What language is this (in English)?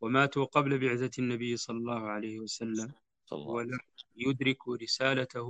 Arabic